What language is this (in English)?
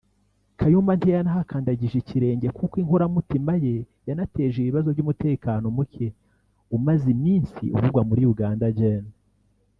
Kinyarwanda